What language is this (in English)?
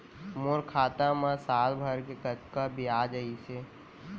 Chhattisgarhi